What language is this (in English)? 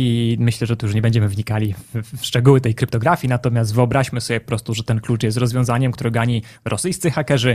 Polish